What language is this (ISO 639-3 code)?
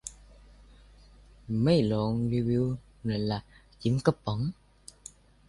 tha